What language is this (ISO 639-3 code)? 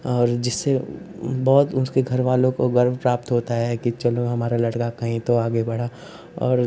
hin